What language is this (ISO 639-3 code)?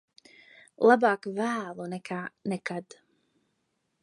lav